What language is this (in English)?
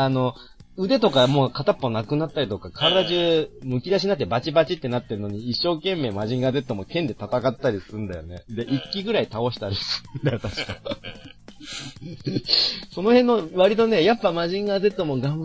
Japanese